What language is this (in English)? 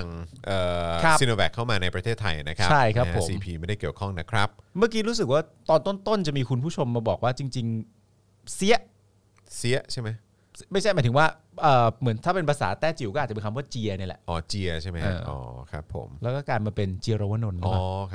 Thai